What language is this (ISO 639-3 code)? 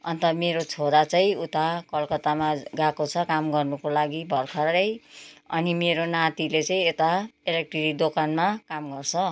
nep